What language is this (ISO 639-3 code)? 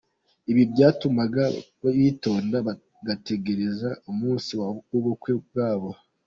kin